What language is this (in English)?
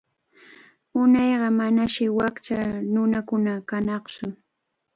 Cajatambo North Lima Quechua